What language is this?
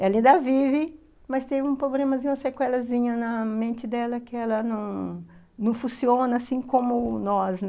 Portuguese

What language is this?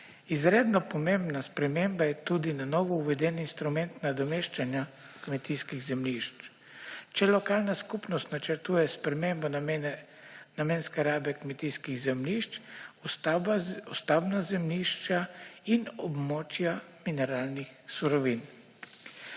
Slovenian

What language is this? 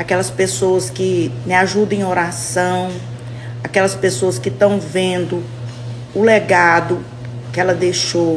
Portuguese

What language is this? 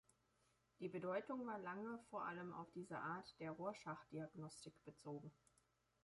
German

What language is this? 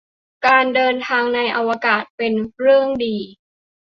Thai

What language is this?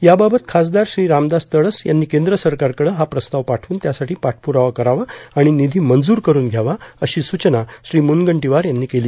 Marathi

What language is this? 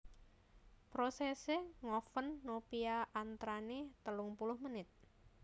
Javanese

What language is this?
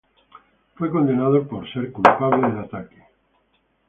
Spanish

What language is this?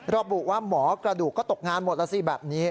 Thai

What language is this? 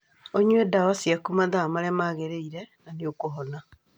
Kikuyu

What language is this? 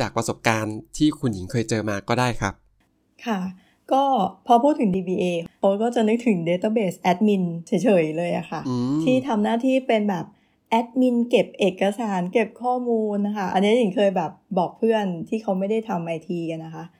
Thai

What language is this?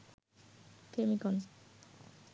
Bangla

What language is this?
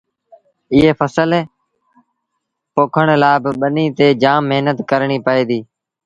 Sindhi Bhil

